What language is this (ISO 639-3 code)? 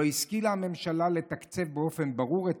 heb